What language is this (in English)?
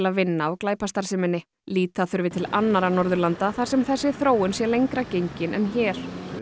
Icelandic